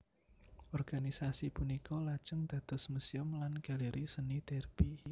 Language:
Javanese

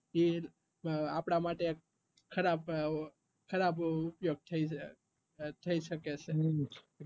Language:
Gujarati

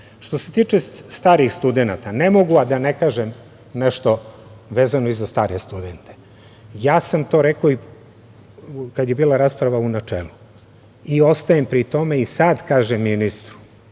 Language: Serbian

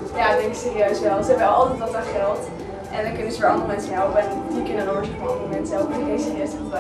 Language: Dutch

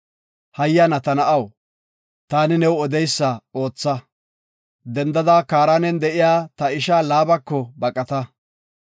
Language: Gofa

